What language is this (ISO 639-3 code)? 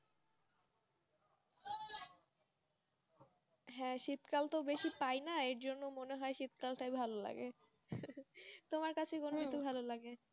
ben